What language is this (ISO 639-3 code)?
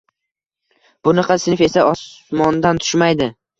uzb